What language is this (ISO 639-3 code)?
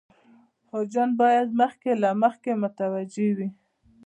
pus